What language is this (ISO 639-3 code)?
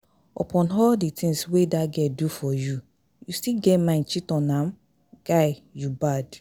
pcm